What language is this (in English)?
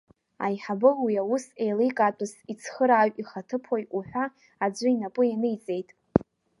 Abkhazian